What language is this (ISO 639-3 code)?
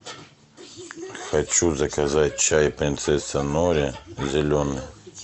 rus